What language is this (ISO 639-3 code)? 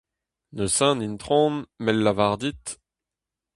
bre